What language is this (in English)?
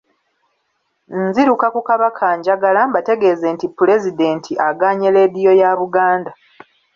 Ganda